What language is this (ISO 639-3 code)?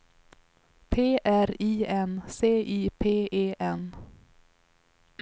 swe